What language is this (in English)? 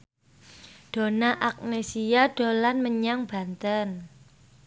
Javanese